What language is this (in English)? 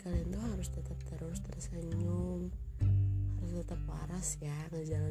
Indonesian